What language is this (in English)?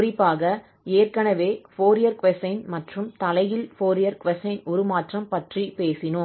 Tamil